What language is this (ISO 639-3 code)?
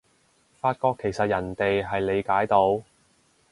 yue